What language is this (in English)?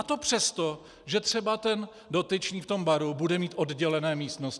Czech